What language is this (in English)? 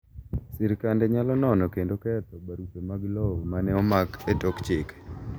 Luo (Kenya and Tanzania)